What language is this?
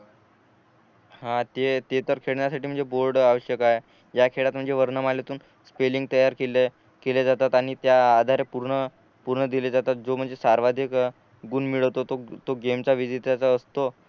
Marathi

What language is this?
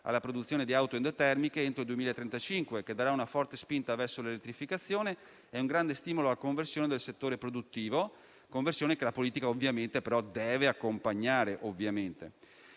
Italian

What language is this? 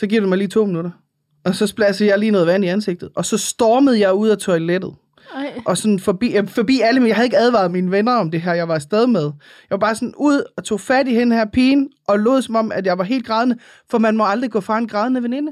Danish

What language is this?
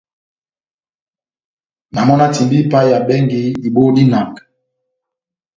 Batanga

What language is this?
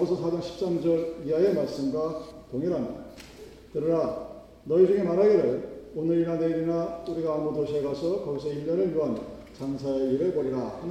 Korean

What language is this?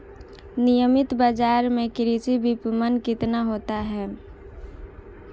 Hindi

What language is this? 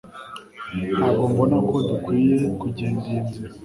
Kinyarwanda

